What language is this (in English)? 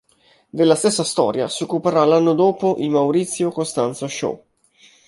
Italian